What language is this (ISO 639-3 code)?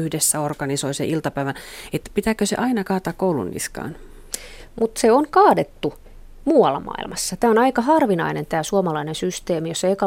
fin